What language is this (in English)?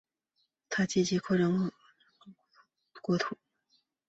Chinese